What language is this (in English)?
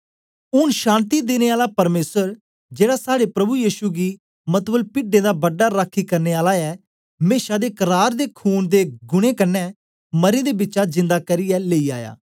Dogri